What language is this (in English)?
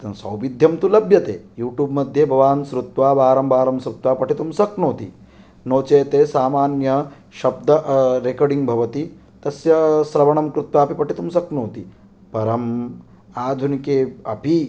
Sanskrit